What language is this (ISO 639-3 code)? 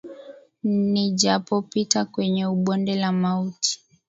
swa